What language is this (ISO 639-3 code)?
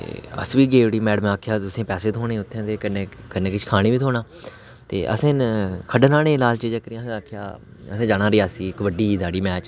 doi